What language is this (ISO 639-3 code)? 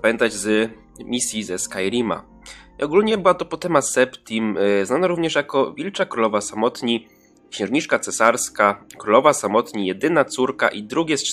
pol